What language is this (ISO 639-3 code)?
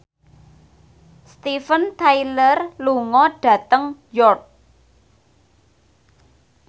jav